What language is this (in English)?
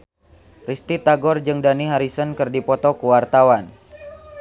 Sundanese